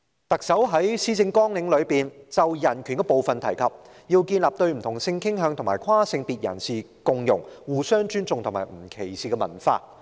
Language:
Cantonese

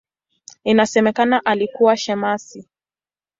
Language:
Swahili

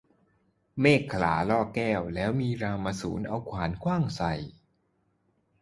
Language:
Thai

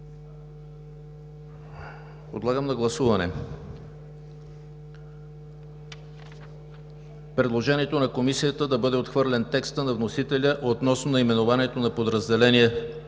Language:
Bulgarian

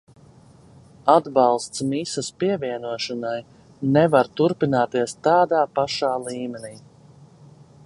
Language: Latvian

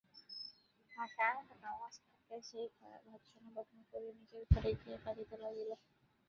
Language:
Bangla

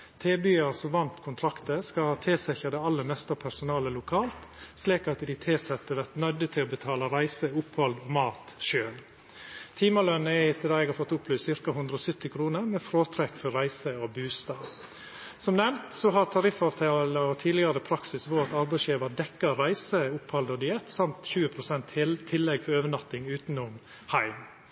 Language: Norwegian Nynorsk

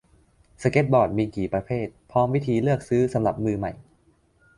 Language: Thai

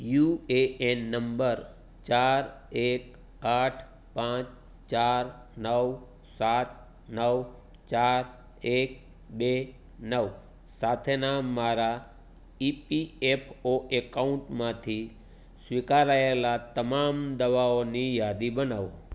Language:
Gujarati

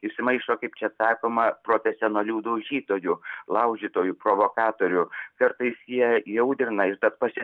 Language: Lithuanian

